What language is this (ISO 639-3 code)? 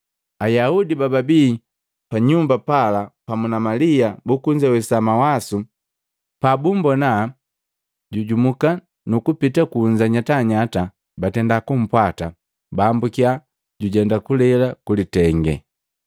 mgv